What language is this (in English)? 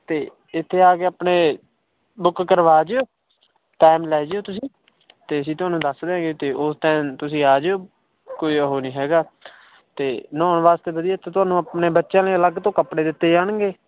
Punjabi